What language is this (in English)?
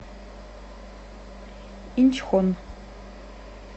Russian